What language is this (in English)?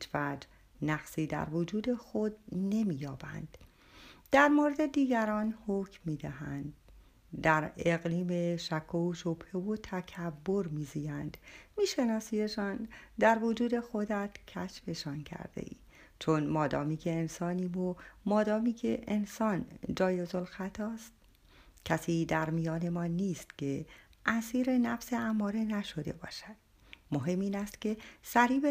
Persian